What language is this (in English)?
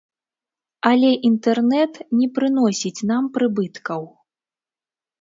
Belarusian